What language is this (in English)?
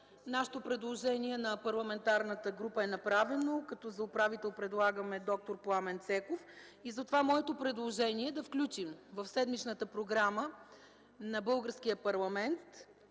Bulgarian